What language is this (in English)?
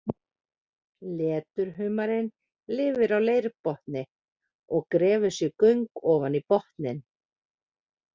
Icelandic